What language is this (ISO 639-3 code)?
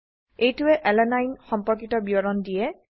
asm